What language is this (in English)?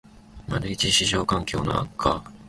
Japanese